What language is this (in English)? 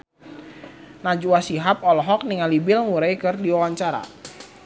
Sundanese